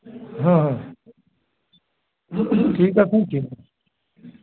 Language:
Sindhi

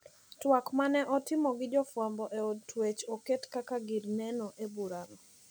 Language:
Luo (Kenya and Tanzania)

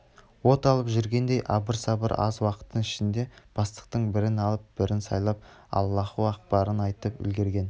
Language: Kazakh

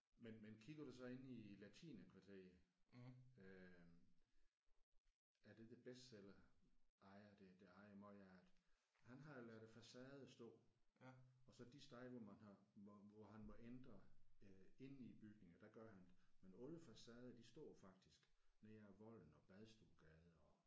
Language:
Danish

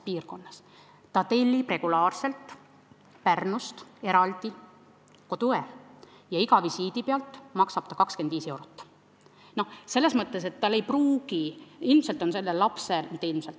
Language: Estonian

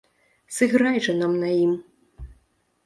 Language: Belarusian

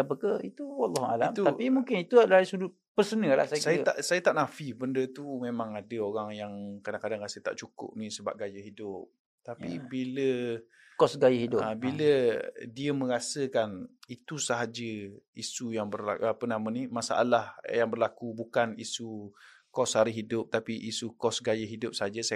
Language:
Malay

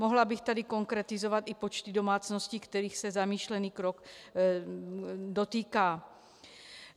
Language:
Czech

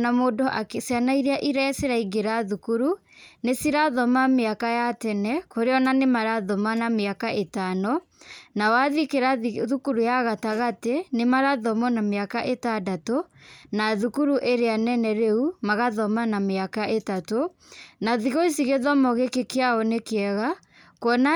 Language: Kikuyu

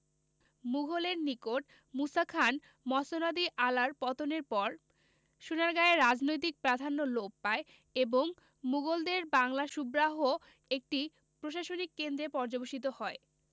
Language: Bangla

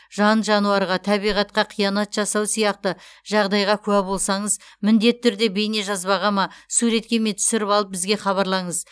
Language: Kazakh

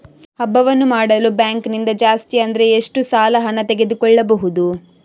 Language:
Kannada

